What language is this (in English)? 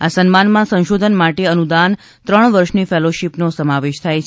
Gujarati